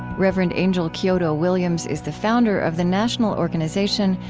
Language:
English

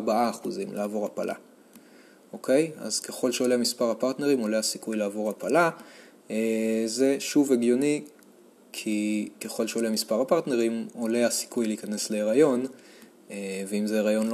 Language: Hebrew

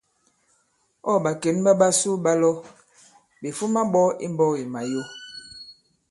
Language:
Bankon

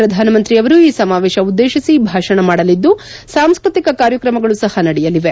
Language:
Kannada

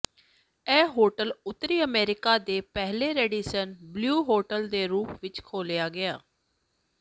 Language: Punjabi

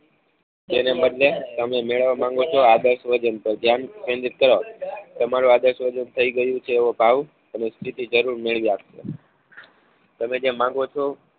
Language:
Gujarati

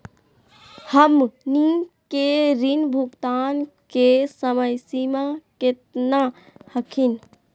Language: Magahi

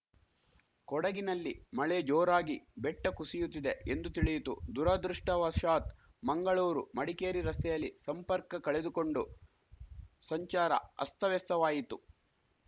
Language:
Kannada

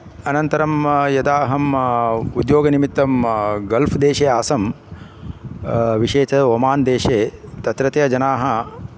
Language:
Sanskrit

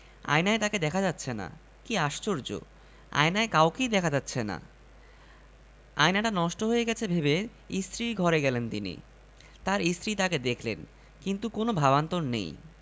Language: Bangla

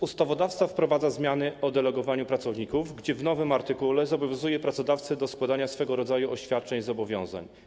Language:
Polish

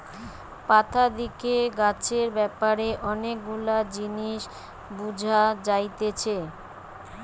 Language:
Bangla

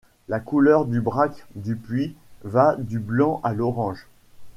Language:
French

